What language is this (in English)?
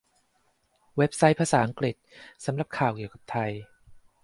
Thai